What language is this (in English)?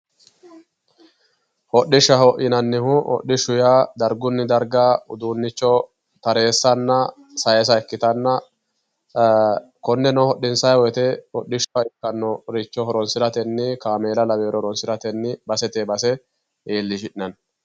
Sidamo